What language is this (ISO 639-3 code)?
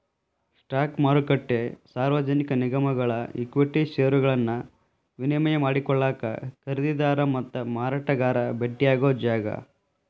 kan